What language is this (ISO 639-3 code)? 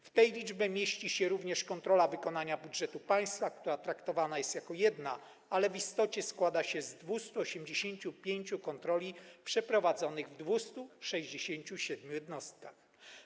pol